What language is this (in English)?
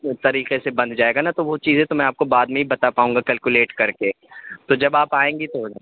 Urdu